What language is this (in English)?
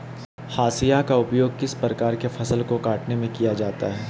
Magahi